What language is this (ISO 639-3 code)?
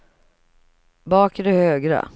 swe